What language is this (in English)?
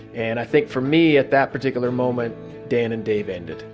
English